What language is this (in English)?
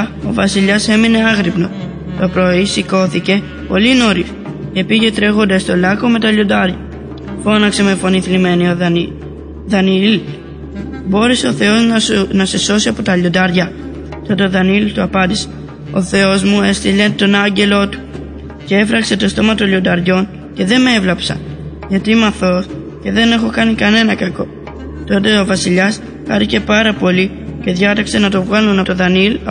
Greek